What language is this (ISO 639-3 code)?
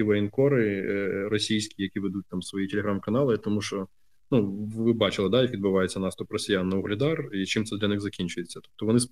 ukr